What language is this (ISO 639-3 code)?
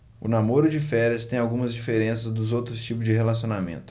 por